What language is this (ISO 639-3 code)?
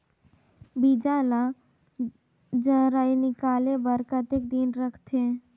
hne